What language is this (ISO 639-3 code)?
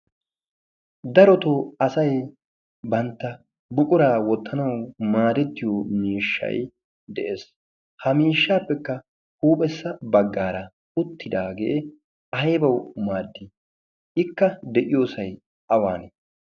wal